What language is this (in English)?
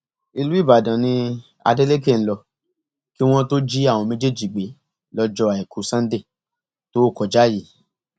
Yoruba